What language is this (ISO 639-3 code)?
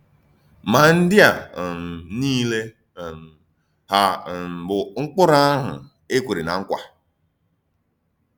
ibo